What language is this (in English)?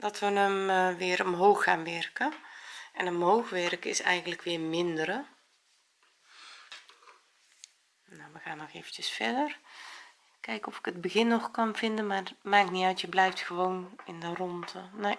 Dutch